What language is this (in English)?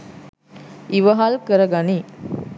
Sinhala